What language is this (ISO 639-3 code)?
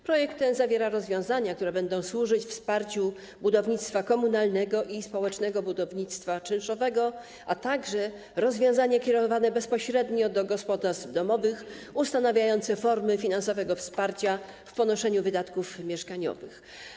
pol